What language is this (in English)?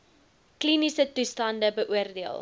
Afrikaans